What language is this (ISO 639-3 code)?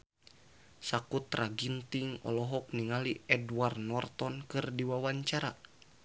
sun